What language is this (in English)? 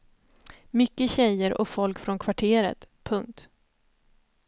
Swedish